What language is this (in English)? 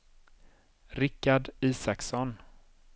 Swedish